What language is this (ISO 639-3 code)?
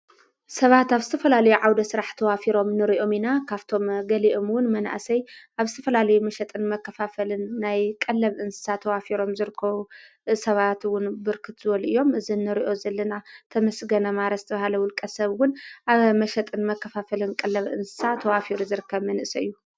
tir